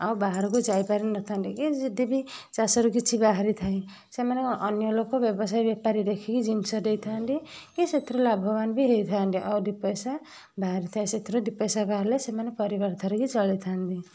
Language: Odia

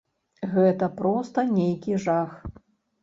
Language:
Belarusian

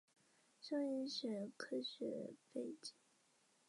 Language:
Chinese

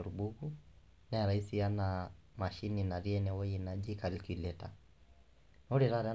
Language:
Masai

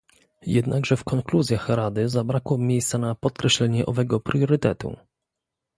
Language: Polish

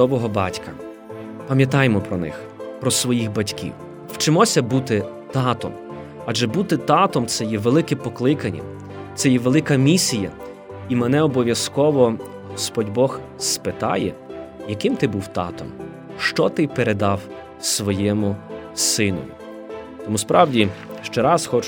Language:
Ukrainian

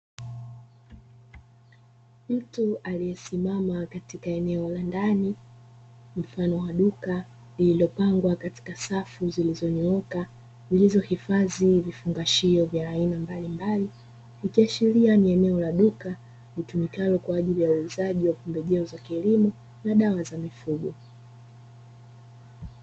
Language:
Swahili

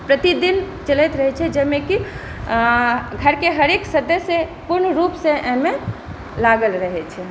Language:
Maithili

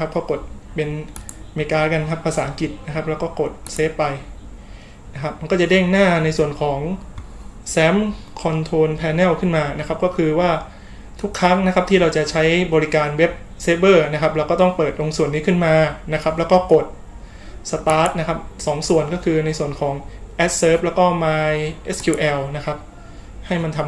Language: Thai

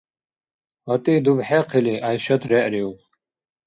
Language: Dargwa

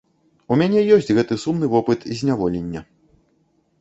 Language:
Belarusian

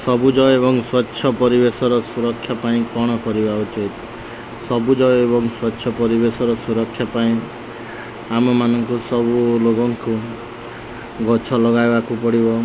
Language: Odia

